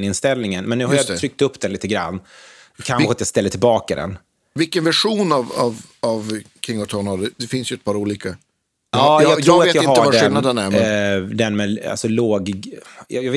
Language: Swedish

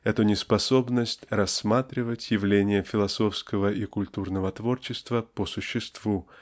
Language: Russian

